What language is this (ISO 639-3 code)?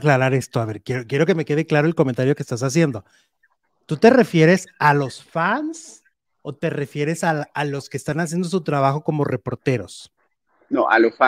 spa